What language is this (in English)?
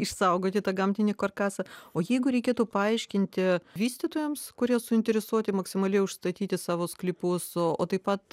Lithuanian